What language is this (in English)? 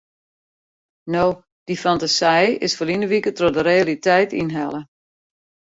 Western Frisian